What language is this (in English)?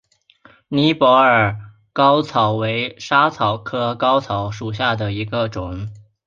Chinese